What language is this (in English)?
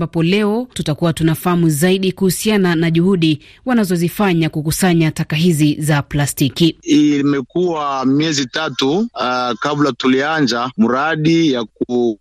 Swahili